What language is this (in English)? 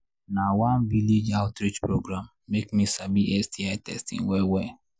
Nigerian Pidgin